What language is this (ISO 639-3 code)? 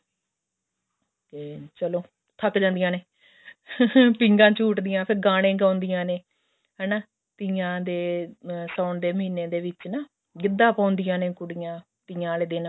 pan